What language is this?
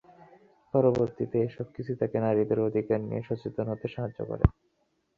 Bangla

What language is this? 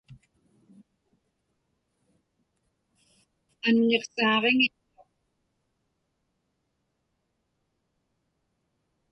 Inupiaq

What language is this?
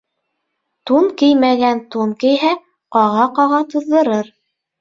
Bashkir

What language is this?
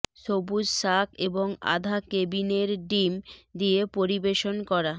Bangla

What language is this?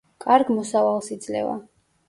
Georgian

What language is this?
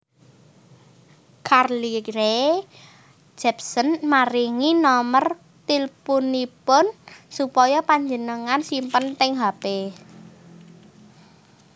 Javanese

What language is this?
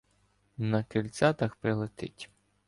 Ukrainian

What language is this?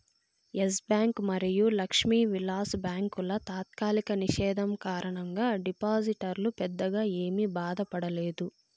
Telugu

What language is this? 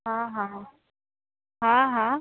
Sindhi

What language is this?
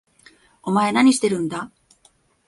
Japanese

